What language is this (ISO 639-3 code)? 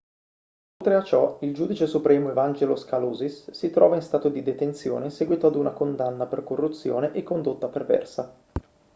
ita